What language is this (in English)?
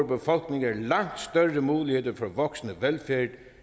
Danish